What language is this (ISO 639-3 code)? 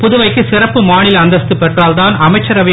tam